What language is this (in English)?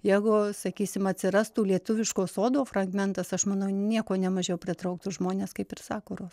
Lithuanian